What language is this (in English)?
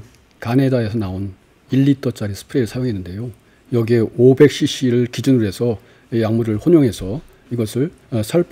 Korean